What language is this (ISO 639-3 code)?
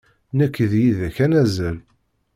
kab